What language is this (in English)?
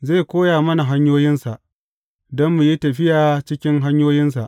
Hausa